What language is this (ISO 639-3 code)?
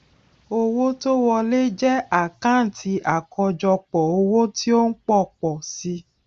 yor